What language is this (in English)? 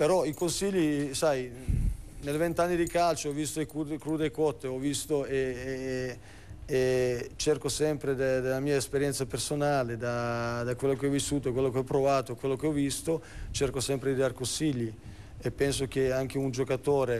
Italian